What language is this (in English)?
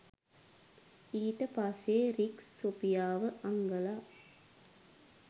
Sinhala